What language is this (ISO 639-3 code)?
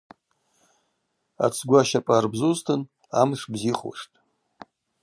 abq